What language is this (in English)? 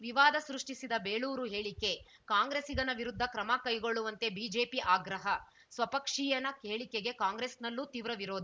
Kannada